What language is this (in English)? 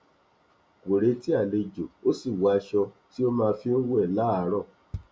Yoruba